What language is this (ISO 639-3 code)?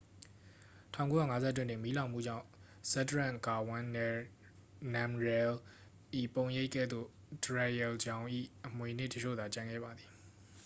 mya